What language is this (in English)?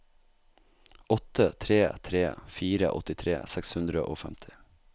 Norwegian